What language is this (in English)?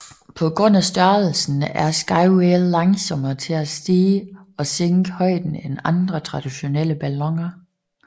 Danish